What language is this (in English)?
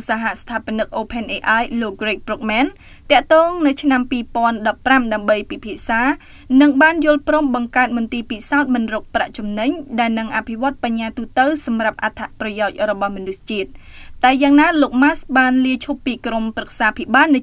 Thai